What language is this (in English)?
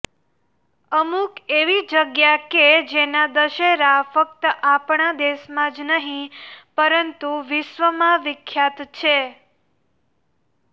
Gujarati